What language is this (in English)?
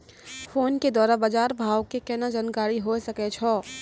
Maithili